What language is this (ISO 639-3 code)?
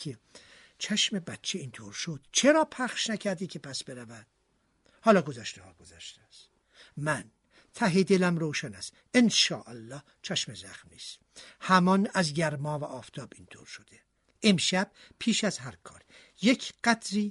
fas